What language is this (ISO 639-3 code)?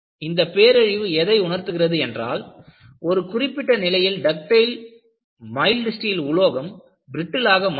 tam